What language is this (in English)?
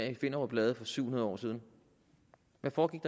Danish